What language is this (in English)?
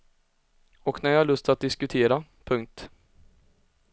Swedish